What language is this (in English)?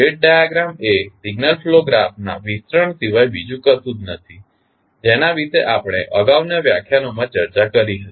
Gujarati